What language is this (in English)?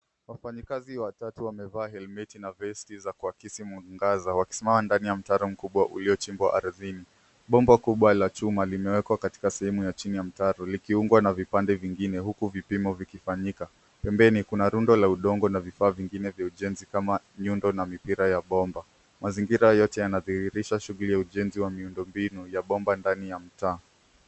Swahili